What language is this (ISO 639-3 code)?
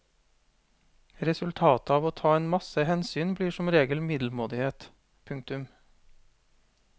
nor